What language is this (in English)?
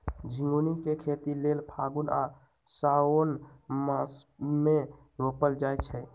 Magahi